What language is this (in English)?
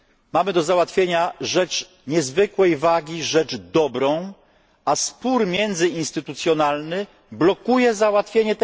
Polish